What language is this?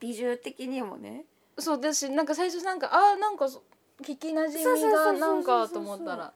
Japanese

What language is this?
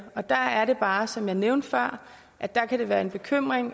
Danish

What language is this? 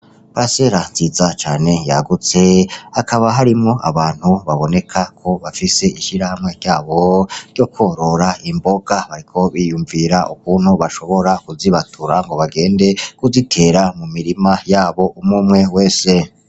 Rundi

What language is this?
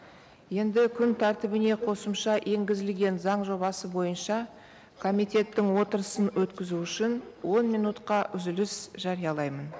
Kazakh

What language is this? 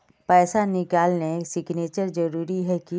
Magahi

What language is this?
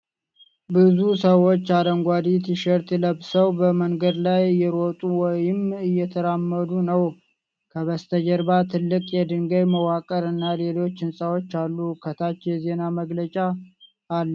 Amharic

